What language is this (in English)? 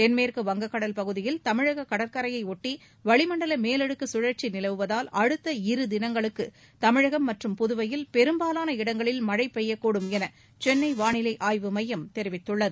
Tamil